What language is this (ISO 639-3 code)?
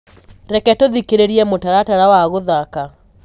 kik